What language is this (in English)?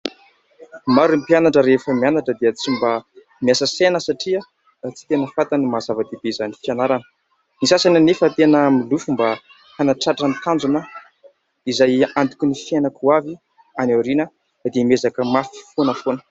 Malagasy